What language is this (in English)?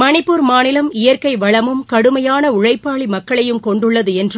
Tamil